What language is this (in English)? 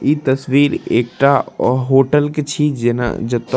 Maithili